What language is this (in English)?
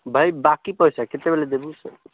Odia